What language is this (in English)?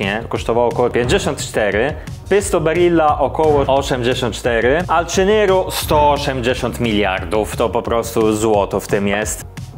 Polish